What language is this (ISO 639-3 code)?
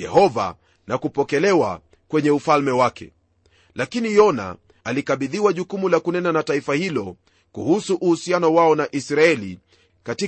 swa